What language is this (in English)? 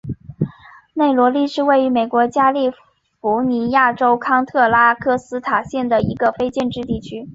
Chinese